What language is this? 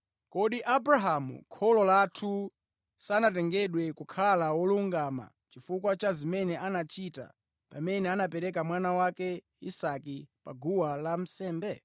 Nyanja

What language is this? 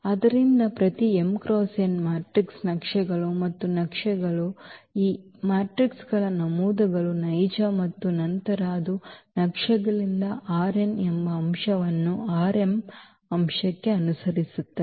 Kannada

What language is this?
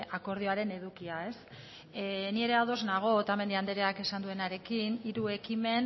Basque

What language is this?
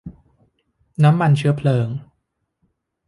Thai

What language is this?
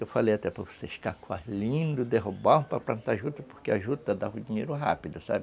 Portuguese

